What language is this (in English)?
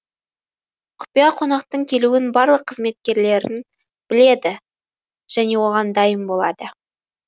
Kazakh